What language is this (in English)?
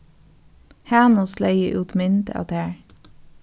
Faroese